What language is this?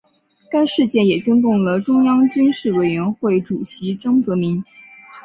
Chinese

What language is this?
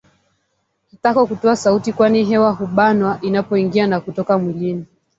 Swahili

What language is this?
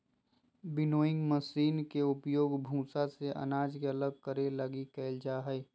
Magahi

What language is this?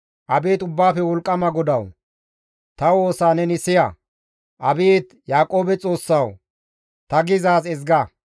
Gamo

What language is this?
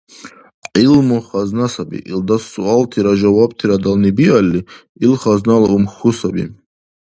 Dargwa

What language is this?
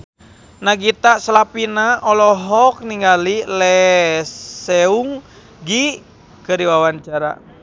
Sundanese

